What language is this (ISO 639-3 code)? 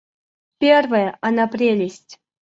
rus